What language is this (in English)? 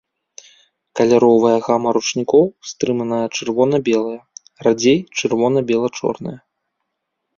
Belarusian